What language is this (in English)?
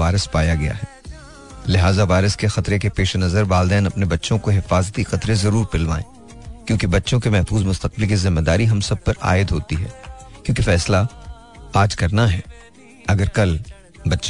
Hindi